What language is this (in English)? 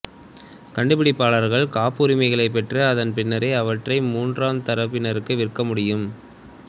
Tamil